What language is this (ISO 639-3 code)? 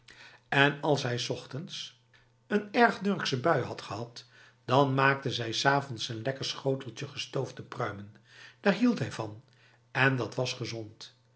nld